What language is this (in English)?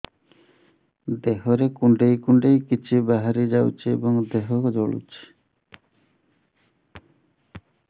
Odia